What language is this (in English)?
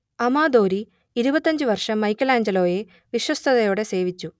Malayalam